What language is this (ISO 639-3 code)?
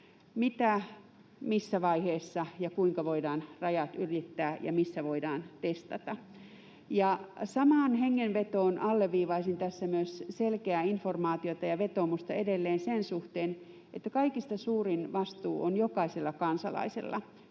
fin